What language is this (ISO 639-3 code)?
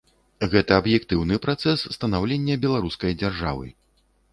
bel